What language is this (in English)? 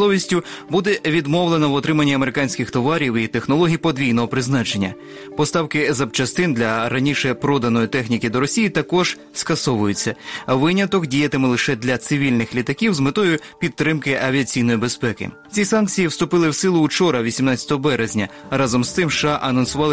Ukrainian